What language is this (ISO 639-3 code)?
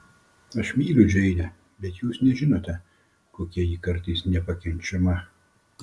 lit